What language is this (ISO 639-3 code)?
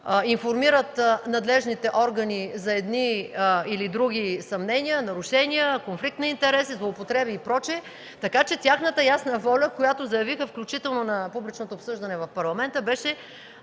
bul